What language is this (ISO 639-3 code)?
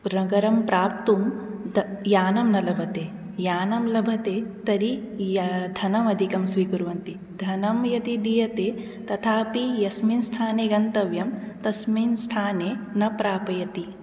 san